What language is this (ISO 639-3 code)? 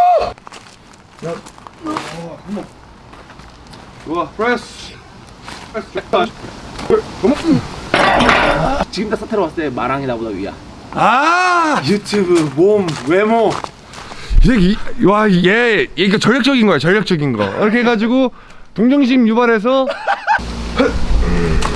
kor